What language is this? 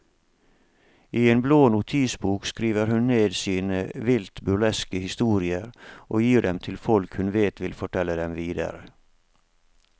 Norwegian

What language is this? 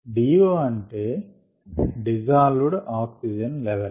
Telugu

